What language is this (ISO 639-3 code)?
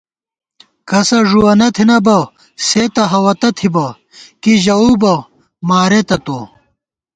gwt